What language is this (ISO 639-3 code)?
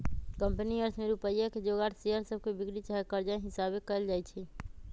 mag